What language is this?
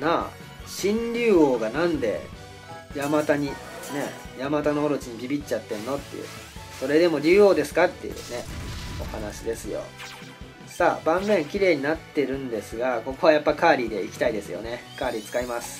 Japanese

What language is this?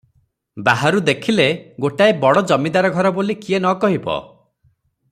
Odia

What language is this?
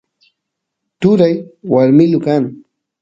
Santiago del Estero Quichua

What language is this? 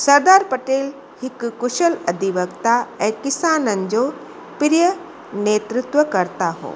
Sindhi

